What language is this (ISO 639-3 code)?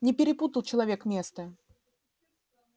rus